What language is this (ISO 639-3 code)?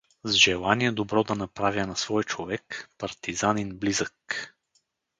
bul